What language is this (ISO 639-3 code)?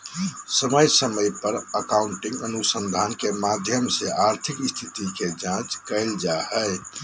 mag